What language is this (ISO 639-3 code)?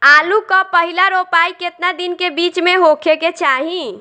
bho